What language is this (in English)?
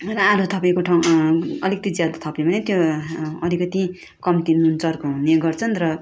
Nepali